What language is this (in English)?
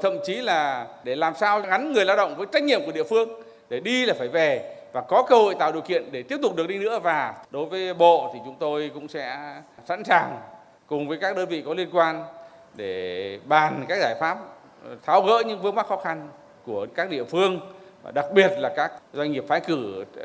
Vietnamese